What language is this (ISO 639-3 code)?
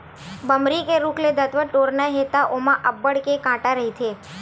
hne